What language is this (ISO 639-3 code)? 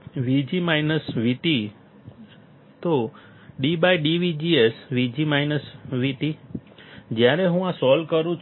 guj